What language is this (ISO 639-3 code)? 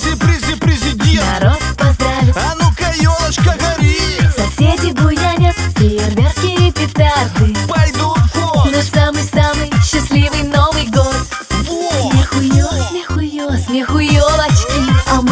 vie